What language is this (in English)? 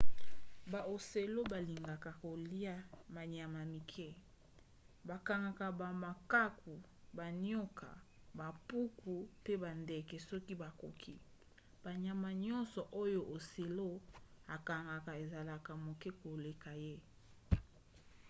Lingala